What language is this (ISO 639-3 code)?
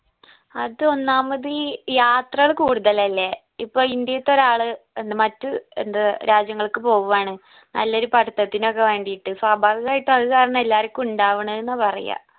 mal